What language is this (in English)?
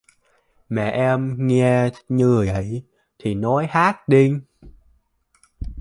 Vietnamese